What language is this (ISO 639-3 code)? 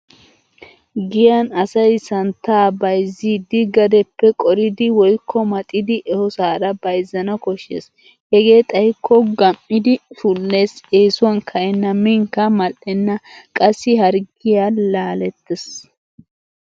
wal